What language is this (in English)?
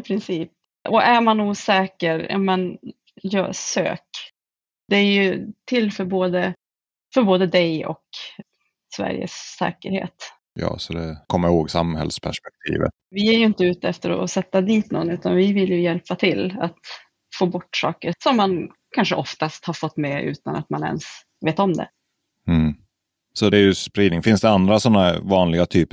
Swedish